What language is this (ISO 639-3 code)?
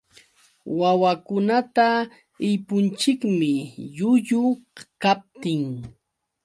qux